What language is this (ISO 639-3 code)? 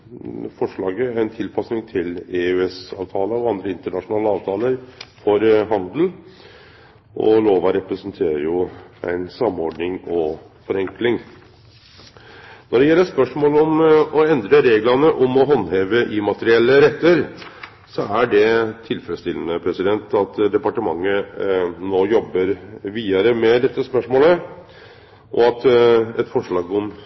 nno